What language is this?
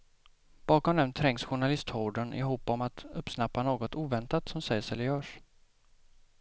Swedish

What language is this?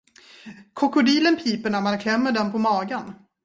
Swedish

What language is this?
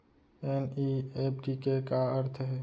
Chhattisgarhi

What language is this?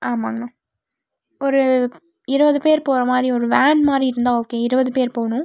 Tamil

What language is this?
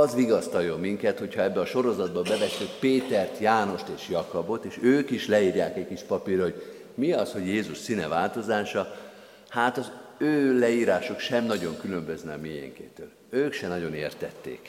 Hungarian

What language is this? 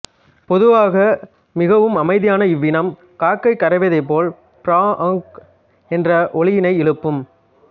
Tamil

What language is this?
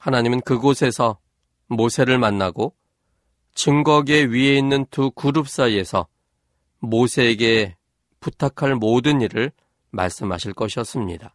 Korean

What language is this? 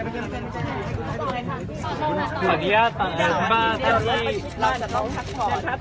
Thai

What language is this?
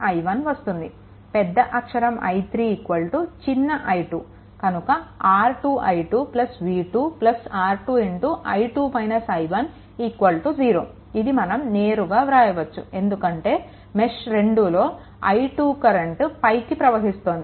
Telugu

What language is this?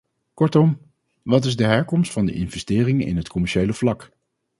Dutch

